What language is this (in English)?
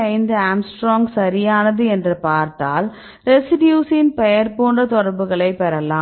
Tamil